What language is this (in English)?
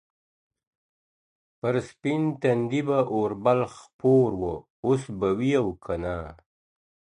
Pashto